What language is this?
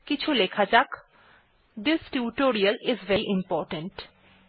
Bangla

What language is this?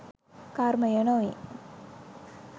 Sinhala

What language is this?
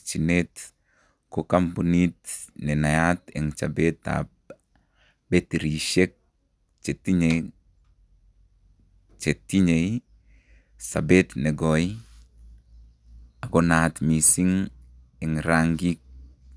Kalenjin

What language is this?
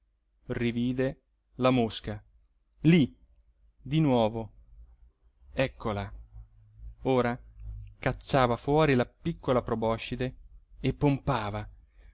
Italian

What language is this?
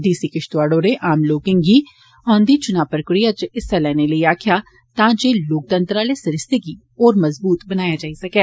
Dogri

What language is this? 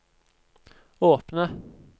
Norwegian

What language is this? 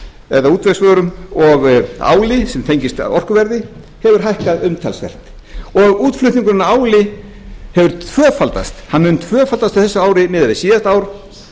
Icelandic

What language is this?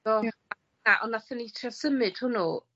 Welsh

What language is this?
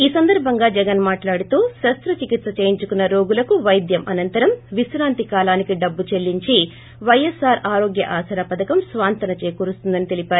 Telugu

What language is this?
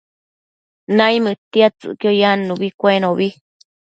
Matsés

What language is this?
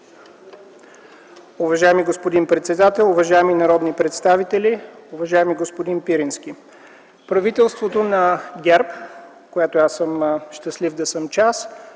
Bulgarian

